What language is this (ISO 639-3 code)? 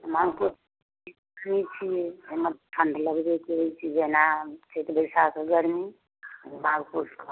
mai